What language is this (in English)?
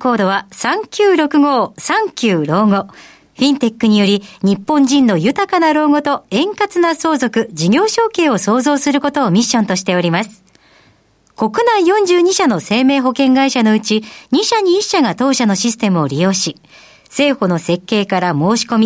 Japanese